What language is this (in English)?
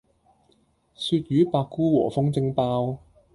Cantonese